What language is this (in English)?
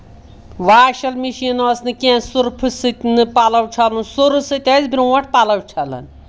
Kashmiri